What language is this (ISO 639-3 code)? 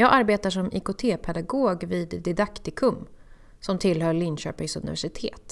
swe